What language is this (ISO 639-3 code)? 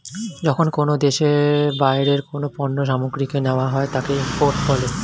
ben